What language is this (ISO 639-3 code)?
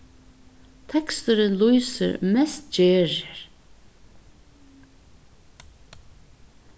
fao